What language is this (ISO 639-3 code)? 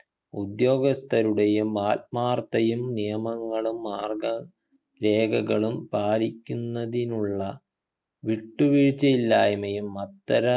mal